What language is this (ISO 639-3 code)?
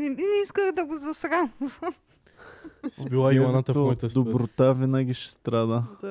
bul